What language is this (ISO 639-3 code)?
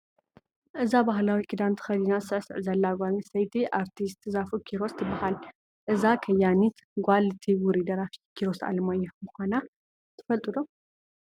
tir